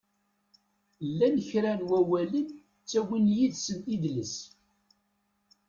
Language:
Kabyle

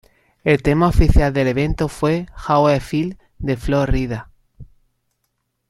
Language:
Spanish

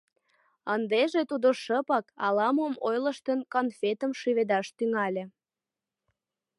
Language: Mari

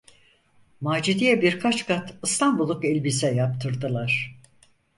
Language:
Turkish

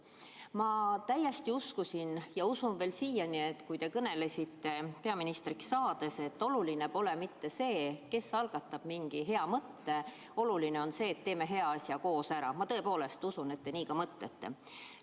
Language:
Estonian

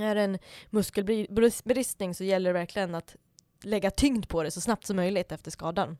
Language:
Swedish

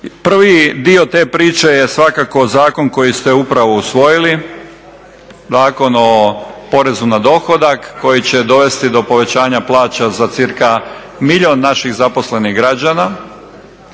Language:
Croatian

